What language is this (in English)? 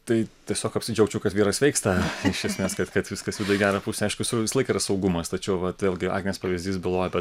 Lithuanian